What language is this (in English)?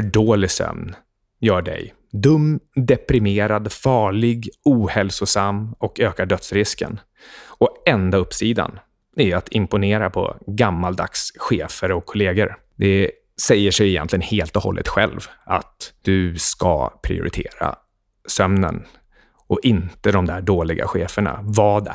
Swedish